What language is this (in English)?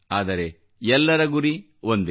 Kannada